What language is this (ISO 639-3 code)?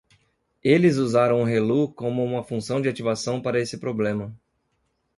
por